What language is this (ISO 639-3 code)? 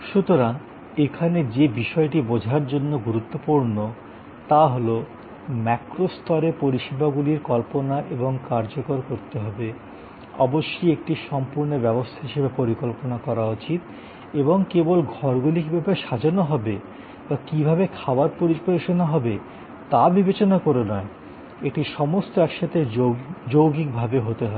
ben